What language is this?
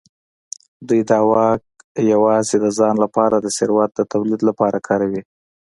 Pashto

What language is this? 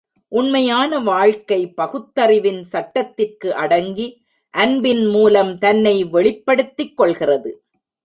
Tamil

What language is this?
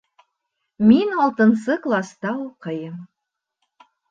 Bashkir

